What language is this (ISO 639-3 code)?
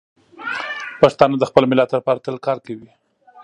pus